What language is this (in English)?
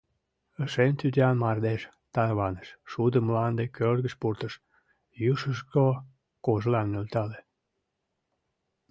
Mari